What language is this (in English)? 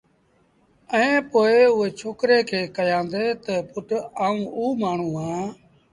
Sindhi Bhil